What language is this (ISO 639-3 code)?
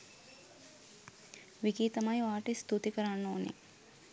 sin